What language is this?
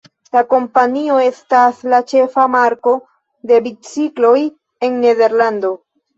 Esperanto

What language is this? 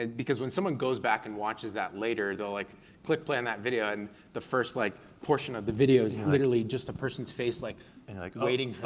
English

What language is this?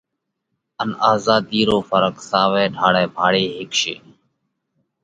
Parkari Koli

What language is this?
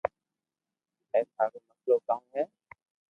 Loarki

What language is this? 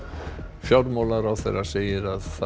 Icelandic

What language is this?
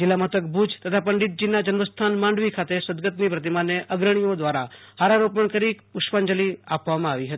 Gujarati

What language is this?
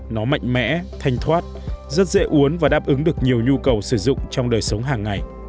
Vietnamese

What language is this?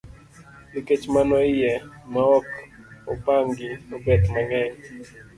Luo (Kenya and Tanzania)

